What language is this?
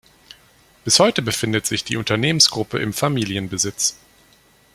German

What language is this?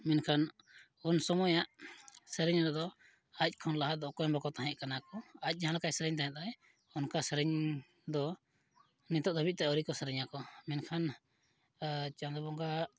Santali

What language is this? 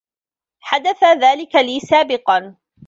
Arabic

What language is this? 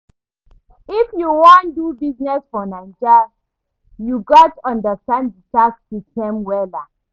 Nigerian Pidgin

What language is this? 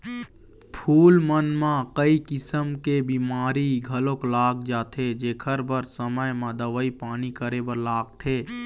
Chhattisgarhi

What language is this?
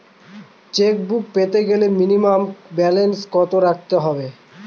Bangla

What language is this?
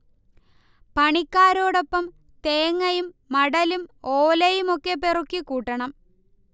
Malayalam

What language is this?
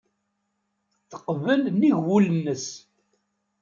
Kabyle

